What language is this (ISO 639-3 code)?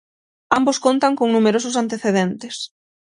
glg